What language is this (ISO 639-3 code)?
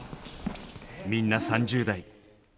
jpn